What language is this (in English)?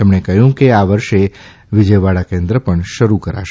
Gujarati